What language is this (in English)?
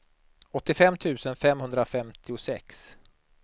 Swedish